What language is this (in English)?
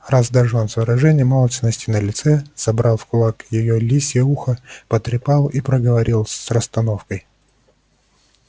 Russian